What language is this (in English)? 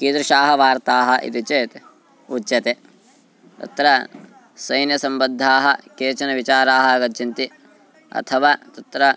Sanskrit